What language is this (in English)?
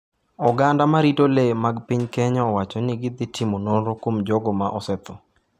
Luo (Kenya and Tanzania)